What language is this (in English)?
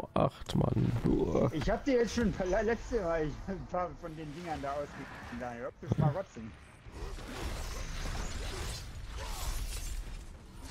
German